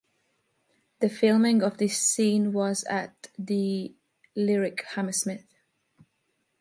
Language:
English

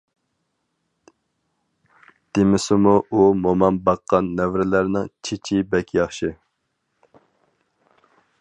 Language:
Uyghur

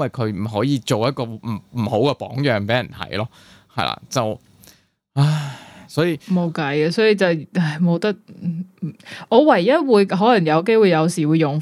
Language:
Chinese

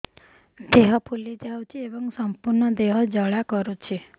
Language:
Odia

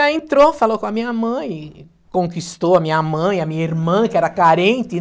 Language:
Portuguese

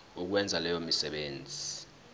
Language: Zulu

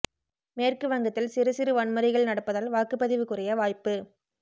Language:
Tamil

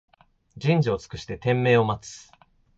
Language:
Japanese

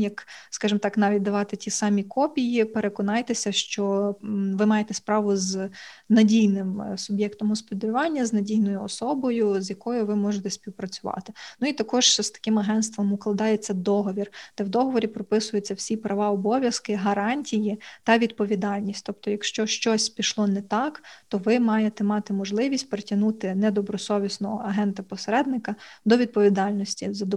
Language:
Ukrainian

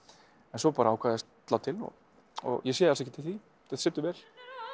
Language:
Icelandic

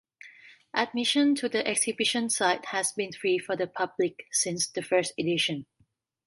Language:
English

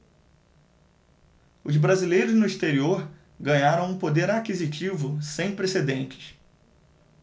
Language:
Portuguese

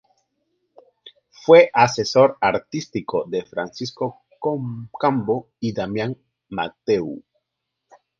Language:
Spanish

